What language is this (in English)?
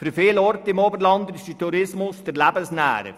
Swiss German